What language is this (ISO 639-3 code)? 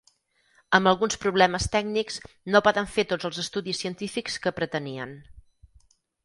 cat